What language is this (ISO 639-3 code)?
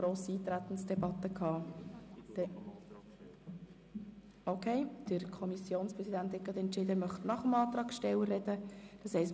gsw